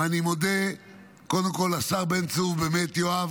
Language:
Hebrew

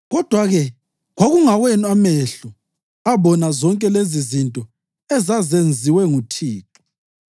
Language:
North Ndebele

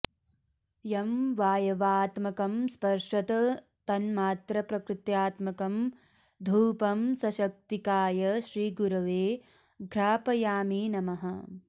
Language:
Sanskrit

